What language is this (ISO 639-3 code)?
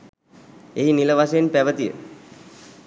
sin